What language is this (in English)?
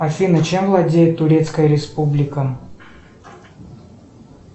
Russian